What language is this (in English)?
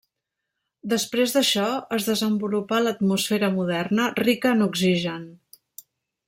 Catalan